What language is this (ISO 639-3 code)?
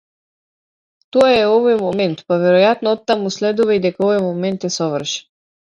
mkd